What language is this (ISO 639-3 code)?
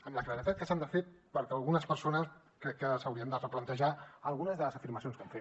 cat